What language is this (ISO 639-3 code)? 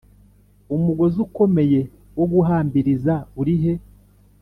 kin